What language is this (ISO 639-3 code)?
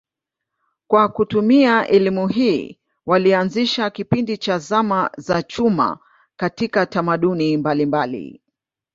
swa